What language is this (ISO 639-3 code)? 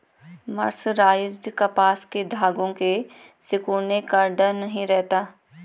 hin